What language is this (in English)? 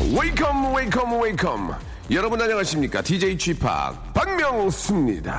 Korean